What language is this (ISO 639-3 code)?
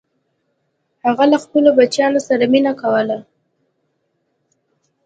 pus